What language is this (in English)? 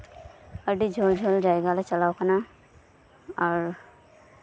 Santali